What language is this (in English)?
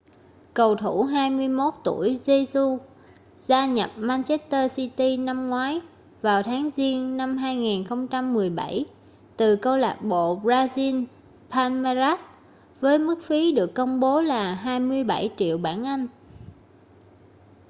Vietnamese